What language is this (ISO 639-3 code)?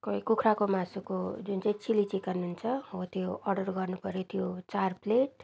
nep